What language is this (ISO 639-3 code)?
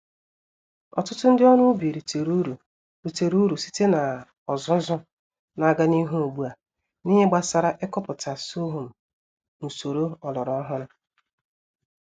ibo